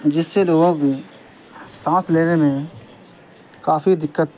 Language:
Urdu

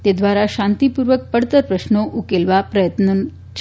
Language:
Gujarati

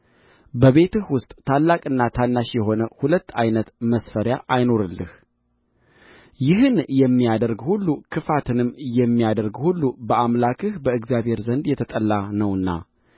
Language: Amharic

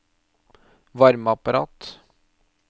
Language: Norwegian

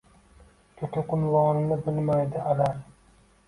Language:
Uzbek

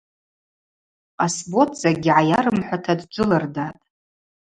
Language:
Abaza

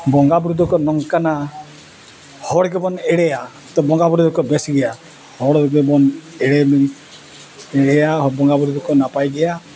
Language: Santali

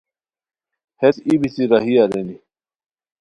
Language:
Khowar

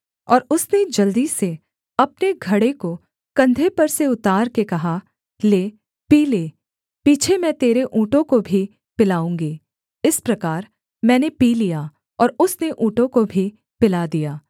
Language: Hindi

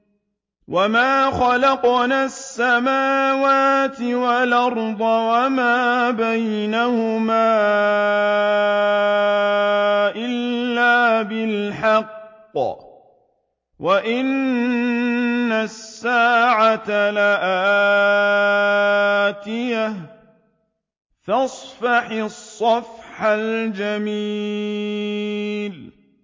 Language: Arabic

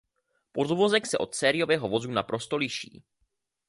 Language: Czech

